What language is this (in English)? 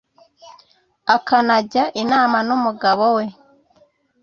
Kinyarwanda